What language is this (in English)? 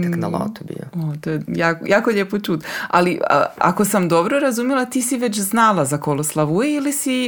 Croatian